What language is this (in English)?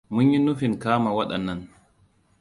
Hausa